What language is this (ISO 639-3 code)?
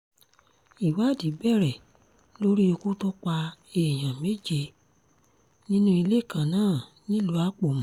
yor